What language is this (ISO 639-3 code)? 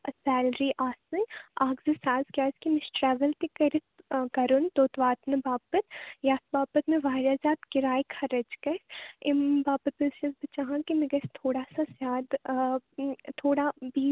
kas